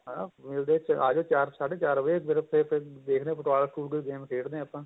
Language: Punjabi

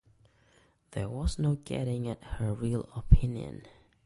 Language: English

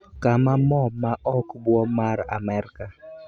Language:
Luo (Kenya and Tanzania)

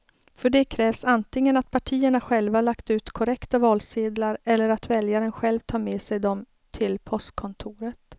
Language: Swedish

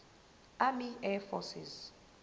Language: Zulu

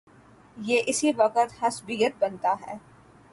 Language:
Urdu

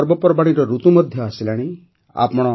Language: Odia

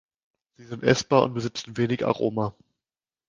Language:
German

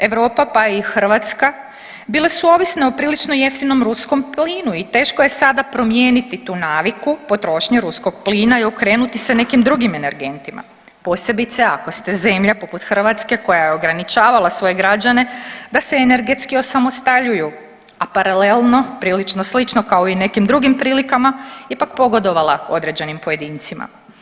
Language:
Croatian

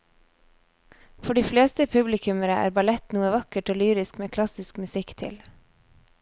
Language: Norwegian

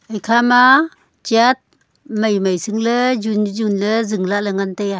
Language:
Wancho Naga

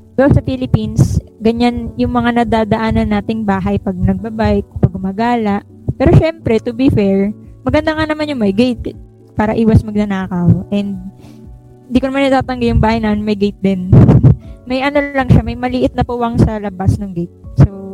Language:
Filipino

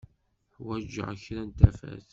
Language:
Kabyle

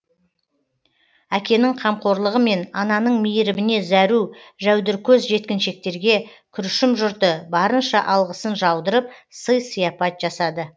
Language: Kazakh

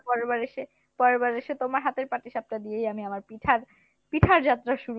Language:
Bangla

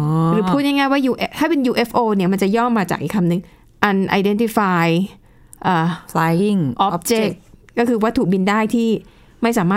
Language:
Thai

